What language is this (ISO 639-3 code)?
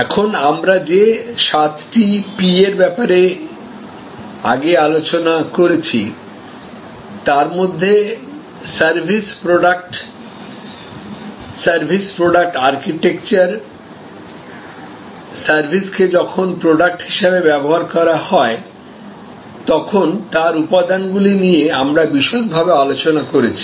ben